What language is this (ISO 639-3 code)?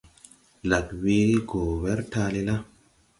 tui